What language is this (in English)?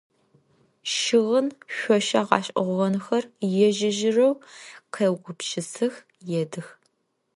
Adyghe